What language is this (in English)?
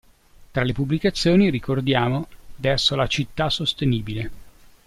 Italian